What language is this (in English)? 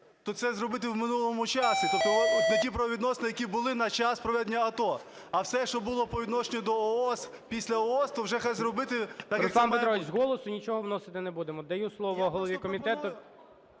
Ukrainian